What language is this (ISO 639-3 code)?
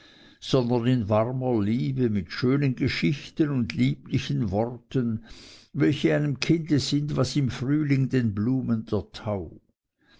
deu